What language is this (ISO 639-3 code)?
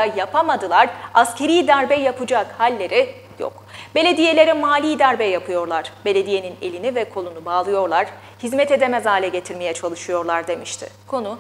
tur